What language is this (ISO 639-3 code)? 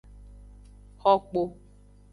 ajg